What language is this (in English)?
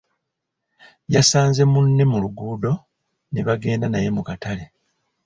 Ganda